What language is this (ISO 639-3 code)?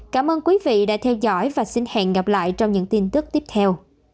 vie